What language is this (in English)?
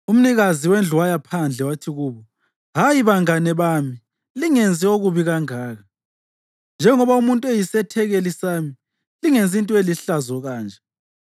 North Ndebele